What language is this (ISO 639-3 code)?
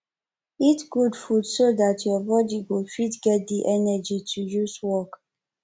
pcm